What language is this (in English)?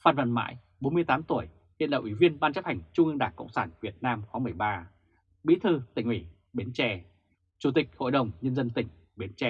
Vietnamese